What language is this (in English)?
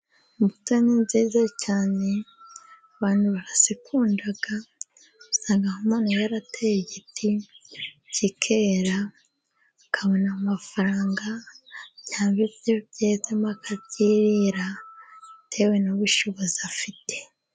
Kinyarwanda